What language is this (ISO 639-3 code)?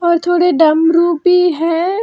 hin